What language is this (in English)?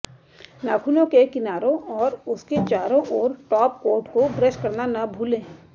Hindi